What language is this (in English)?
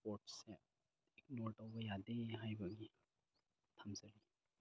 Manipuri